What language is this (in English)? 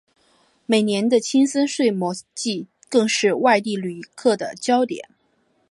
Chinese